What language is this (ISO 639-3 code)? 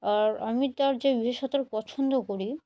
ben